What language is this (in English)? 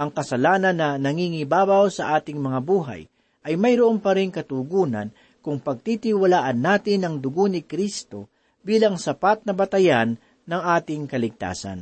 Filipino